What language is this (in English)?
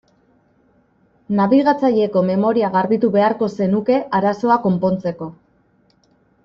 Basque